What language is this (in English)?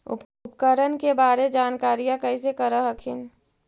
Magahi